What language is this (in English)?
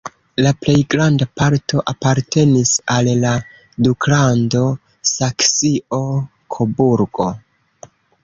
Esperanto